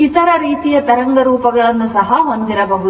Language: Kannada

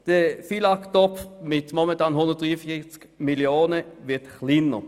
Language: Swiss German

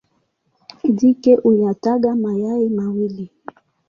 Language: Swahili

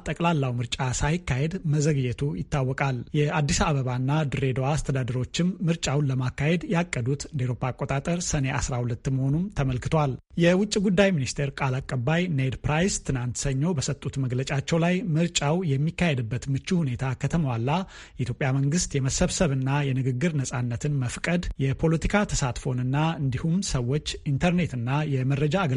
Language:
Romanian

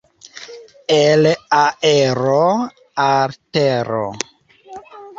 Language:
Esperanto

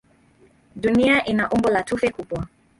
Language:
Swahili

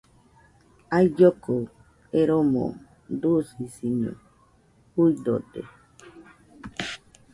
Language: Nüpode Huitoto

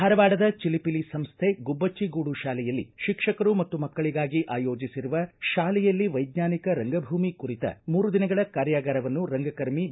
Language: Kannada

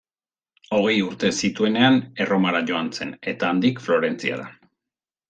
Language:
Basque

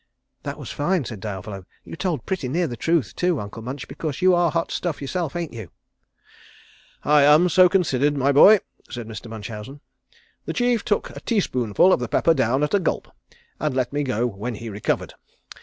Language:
English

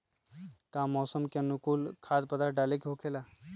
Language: Magahi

